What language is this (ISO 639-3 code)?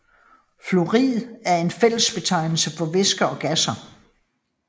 dan